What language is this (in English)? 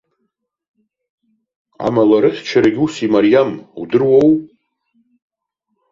Abkhazian